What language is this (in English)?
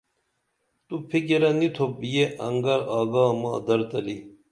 Dameli